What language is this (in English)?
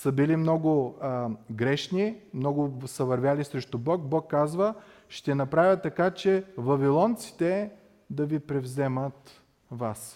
Bulgarian